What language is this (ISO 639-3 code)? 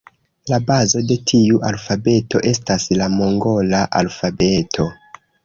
epo